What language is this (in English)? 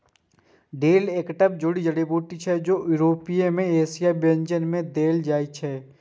Maithili